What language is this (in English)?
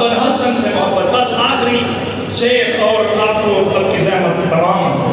Arabic